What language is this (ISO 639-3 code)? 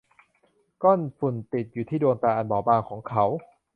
tha